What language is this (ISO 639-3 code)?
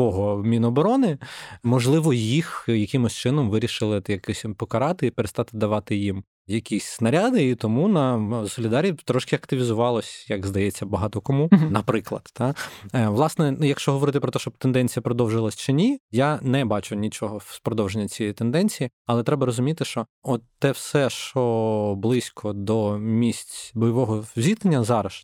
ukr